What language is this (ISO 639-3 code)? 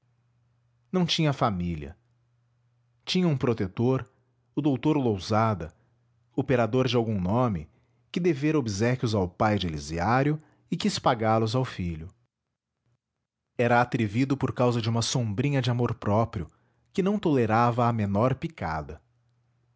por